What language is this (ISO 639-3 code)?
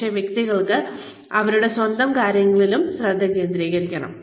mal